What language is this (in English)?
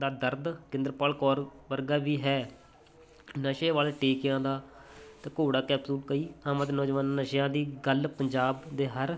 Punjabi